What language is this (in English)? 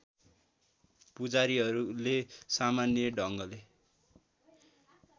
Nepali